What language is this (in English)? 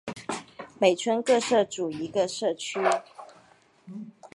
Chinese